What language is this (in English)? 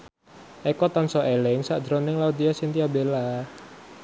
Javanese